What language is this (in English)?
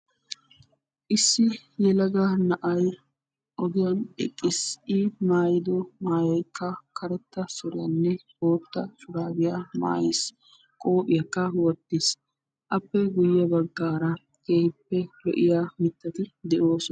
Wolaytta